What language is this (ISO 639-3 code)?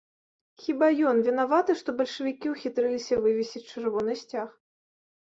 bel